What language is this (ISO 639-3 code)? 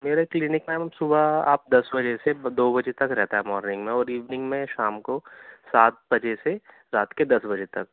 urd